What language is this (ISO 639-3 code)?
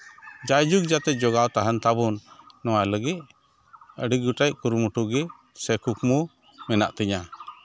sat